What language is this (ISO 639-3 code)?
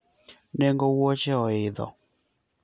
luo